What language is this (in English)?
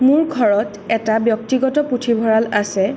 Assamese